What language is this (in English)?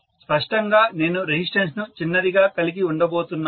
Telugu